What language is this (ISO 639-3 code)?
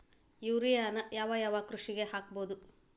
kan